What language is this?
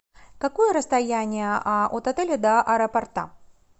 Russian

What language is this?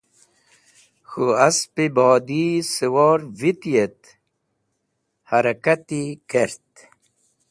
Wakhi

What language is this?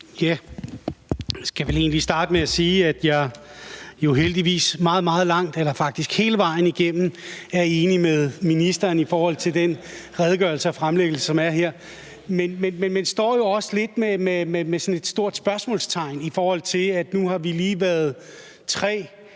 Danish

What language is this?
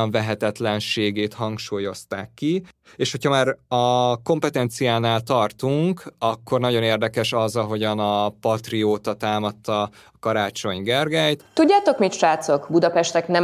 Hungarian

